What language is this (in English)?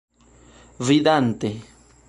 Esperanto